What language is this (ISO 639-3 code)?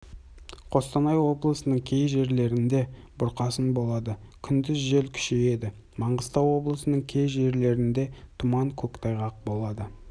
kaz